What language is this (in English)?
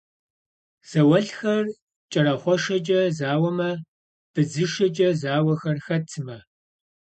Kabardian